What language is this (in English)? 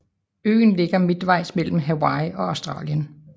Danish